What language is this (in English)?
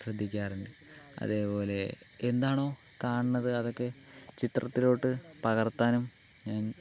Malayalam